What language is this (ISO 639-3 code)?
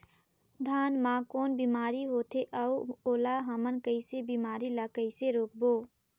hne